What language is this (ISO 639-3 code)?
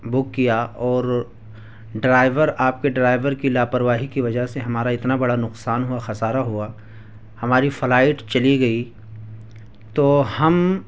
urd